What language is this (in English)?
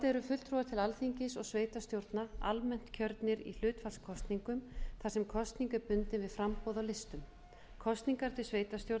Icelandic